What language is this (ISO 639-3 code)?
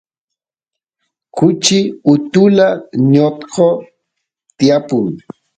qus